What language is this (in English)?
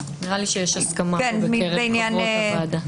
Hebrew